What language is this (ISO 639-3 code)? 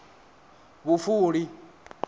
ven